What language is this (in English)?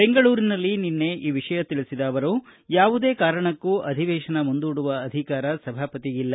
Kannada